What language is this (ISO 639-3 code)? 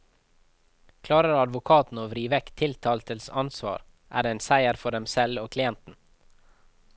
nor